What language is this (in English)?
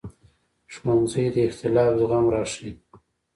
Pashto